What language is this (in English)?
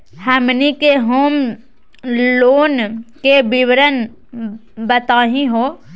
Magahi